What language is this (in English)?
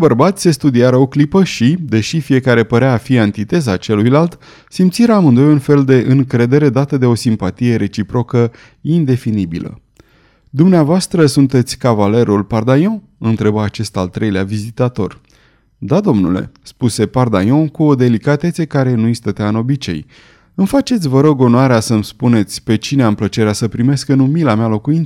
Romanian